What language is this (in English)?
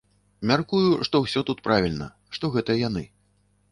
Belarusian